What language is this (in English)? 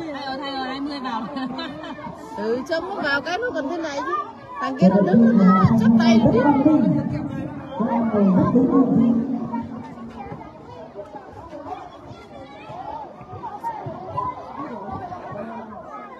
Vietnamese